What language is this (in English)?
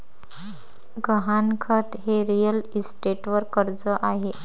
Marathi